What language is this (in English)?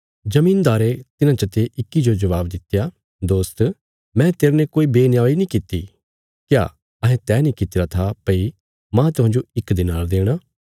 Bilaspuri